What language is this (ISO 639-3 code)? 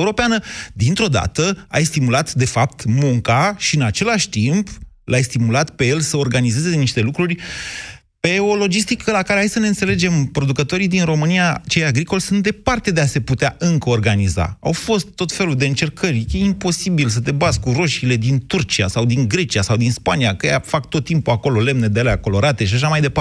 ron